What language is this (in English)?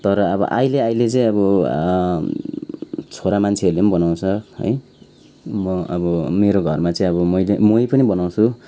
Nepali